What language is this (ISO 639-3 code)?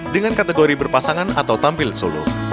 ind